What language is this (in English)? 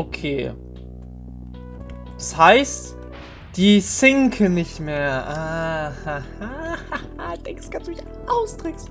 German